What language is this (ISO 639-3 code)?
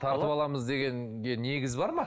kaz